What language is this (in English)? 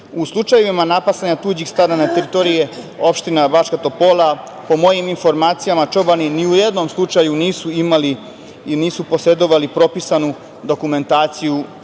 Serbian